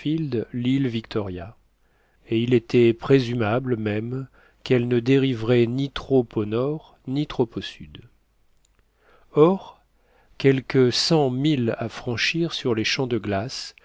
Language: French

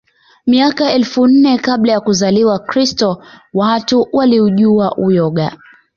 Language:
Swahili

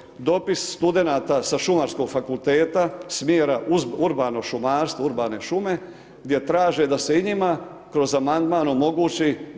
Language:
Croatian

